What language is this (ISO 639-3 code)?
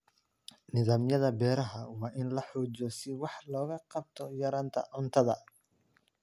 som